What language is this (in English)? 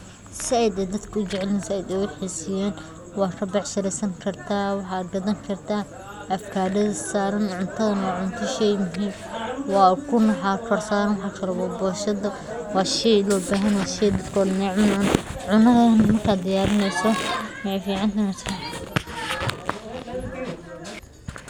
Somali